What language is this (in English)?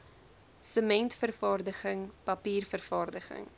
Afrikaans